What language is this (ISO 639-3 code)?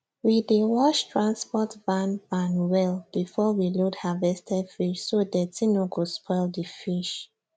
pcm